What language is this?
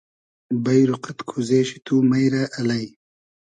Hazaragi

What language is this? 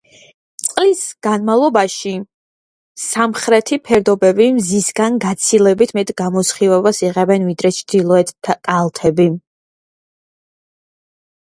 Georgian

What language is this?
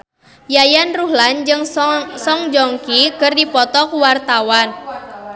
Sundanese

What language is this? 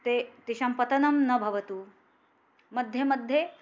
Sanskrit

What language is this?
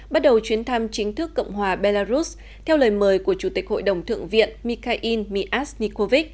Vietnamese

